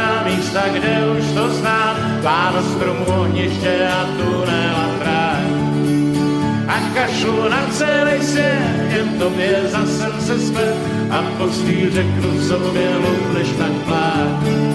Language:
Slovak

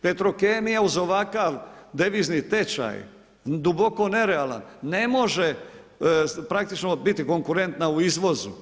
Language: Croatian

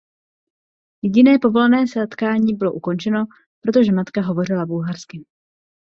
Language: Czech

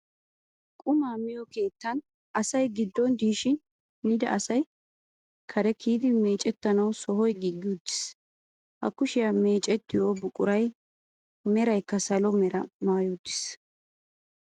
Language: Wolaytta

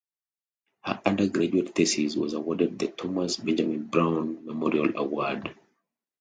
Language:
English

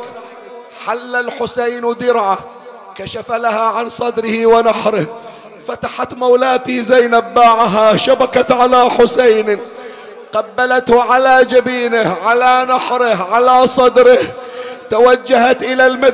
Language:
Arabic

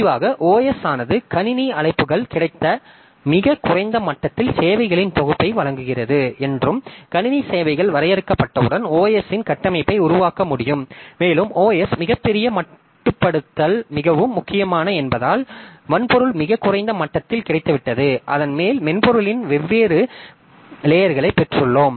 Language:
Tamil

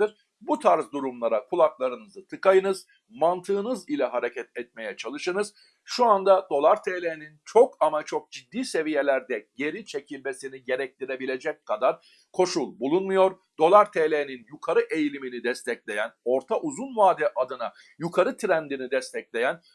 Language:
Turkish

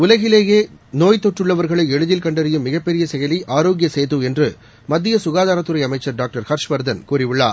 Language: Tamil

